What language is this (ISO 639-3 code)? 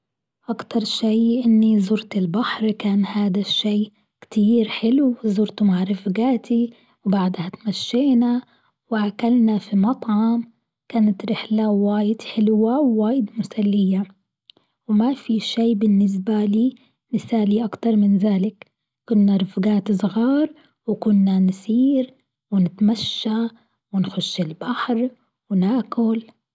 afb